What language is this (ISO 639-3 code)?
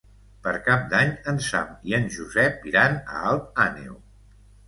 cat